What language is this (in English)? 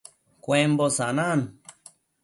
Matsés